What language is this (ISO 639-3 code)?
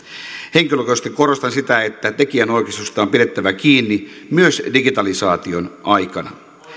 fin